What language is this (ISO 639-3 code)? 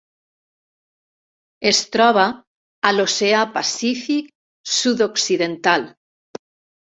cat